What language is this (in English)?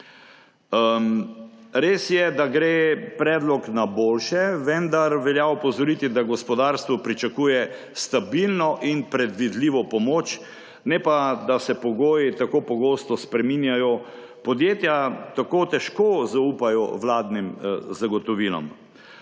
Slovenian